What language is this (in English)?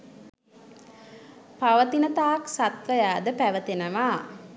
Sinhala